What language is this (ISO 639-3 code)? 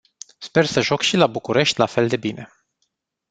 ron